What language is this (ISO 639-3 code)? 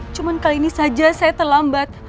ind